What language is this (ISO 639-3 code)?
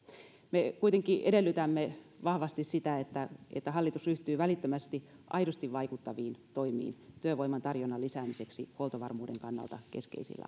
fin